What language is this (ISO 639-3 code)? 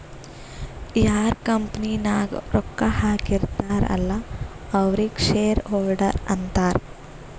kan